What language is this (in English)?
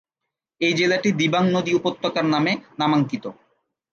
Bangla